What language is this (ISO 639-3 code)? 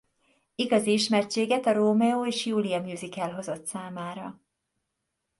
hun